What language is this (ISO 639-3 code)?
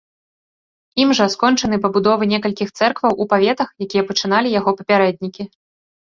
bel